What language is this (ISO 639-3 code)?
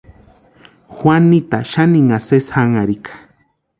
pua